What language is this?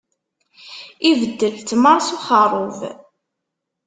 Kabyle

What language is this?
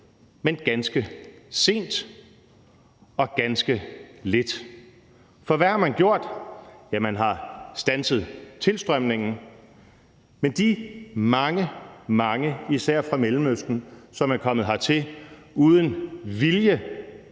Danish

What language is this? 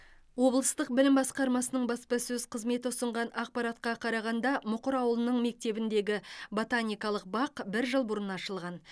Kazakh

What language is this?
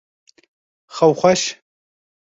Kurdish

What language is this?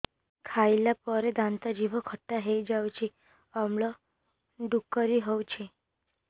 Odia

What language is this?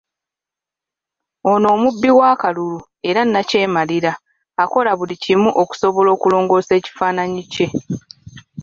Ganda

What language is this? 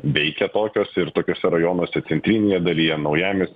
Lithuanian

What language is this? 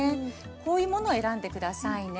Japanese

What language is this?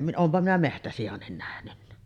Finnish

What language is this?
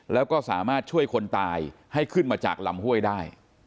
Thai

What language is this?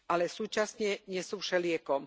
Slovak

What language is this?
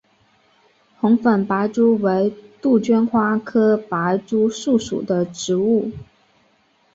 Chinese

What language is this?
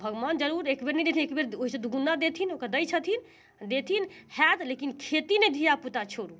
Maithili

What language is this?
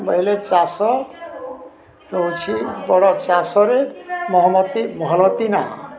Odia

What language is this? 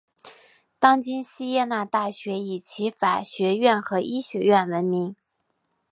Chinese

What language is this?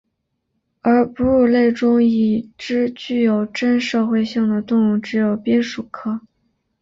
Chinese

